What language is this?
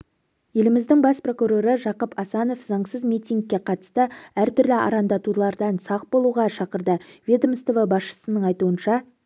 Kazakh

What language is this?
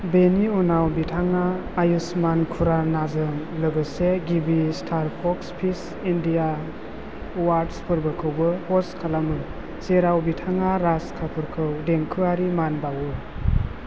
Bodo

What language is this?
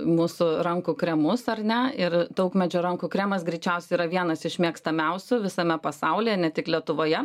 Lithuanian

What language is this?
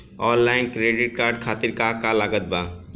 Bhojpuri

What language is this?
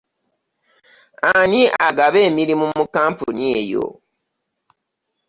Ganda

